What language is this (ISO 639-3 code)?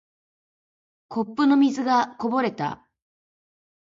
jpn